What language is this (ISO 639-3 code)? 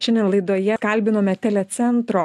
lit